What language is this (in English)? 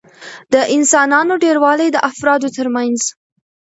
Pashto